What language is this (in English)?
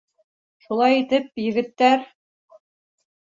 Bashkir